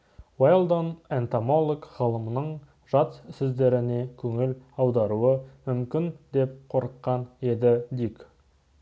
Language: Kazakh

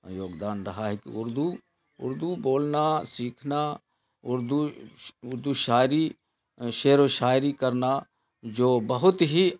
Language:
Urdu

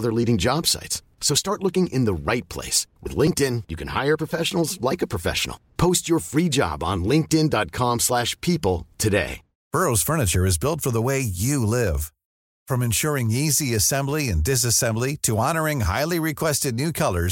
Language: Filipino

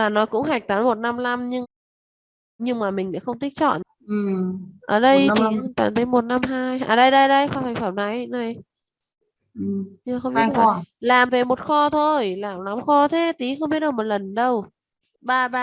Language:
Vietnamese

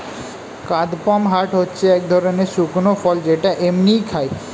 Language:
Bangla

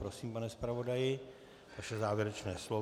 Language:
Czech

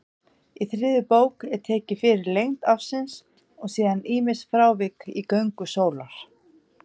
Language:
Icelandic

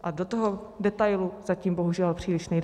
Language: Czech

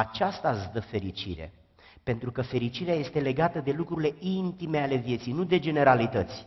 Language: Romanian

